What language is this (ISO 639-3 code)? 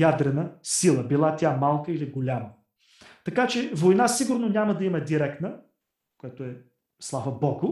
bul